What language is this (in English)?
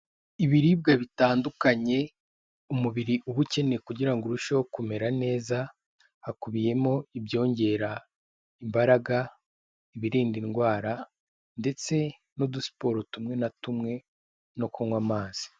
Kinyarwanda